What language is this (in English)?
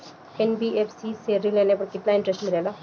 Bhojpuri